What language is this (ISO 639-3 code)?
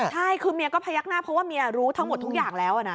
tha